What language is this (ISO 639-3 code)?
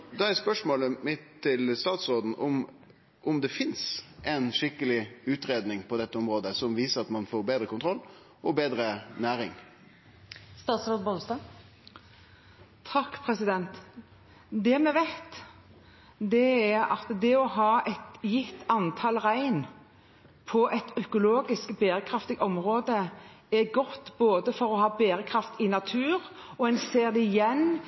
nor